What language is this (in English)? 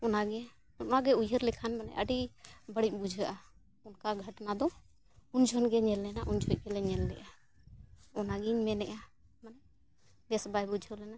Santali